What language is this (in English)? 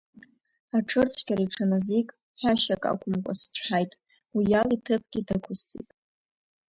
Abkhazian